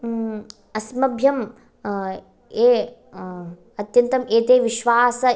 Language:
Sanskrit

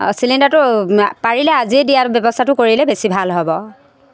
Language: Assamese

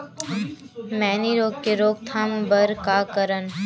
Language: Chhattisgarhi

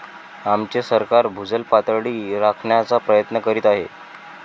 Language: Marathi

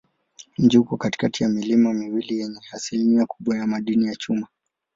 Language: Swahili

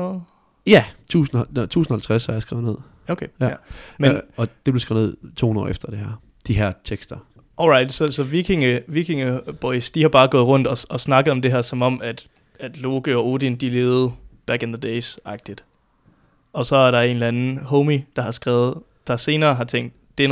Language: Danish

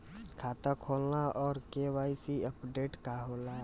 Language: Bhojpuri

